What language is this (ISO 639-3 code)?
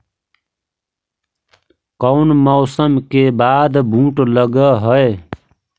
mag